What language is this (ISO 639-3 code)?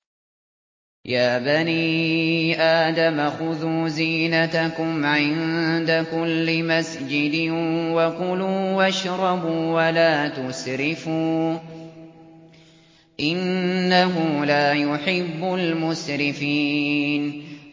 ara